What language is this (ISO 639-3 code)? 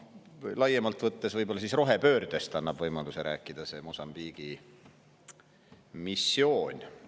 est